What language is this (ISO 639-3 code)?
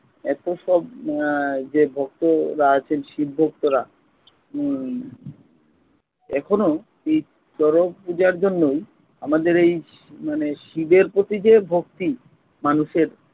ben